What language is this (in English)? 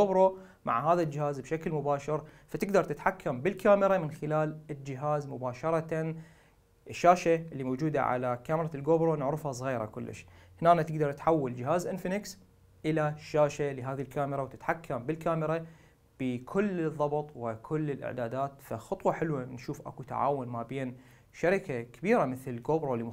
Arabic